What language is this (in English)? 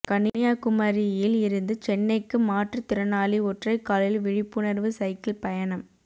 Tamil